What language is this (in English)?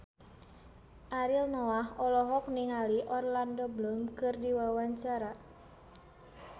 Sundanese